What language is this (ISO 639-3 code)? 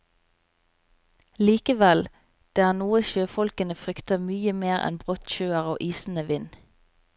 nor